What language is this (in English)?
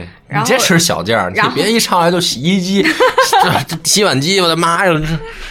Chinese